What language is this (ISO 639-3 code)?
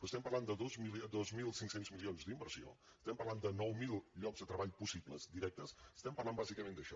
cat